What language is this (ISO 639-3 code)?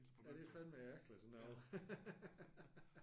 dan